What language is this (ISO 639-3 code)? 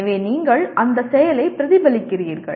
tam